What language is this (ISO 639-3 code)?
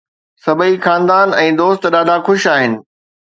snd